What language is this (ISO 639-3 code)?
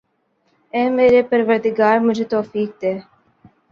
urd